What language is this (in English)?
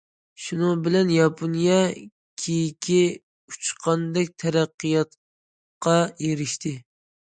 Uyghur